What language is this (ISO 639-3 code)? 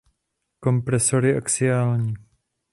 ces